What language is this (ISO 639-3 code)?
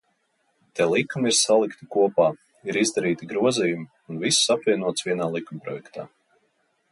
lav